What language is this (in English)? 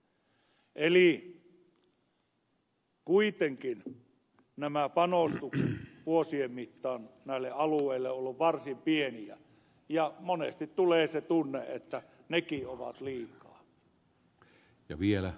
Finnish